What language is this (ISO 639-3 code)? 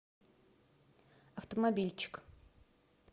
rus